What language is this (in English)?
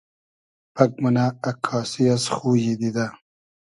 Hazaragi